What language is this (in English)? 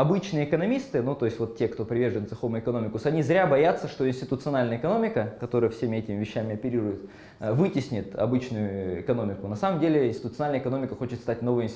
Russian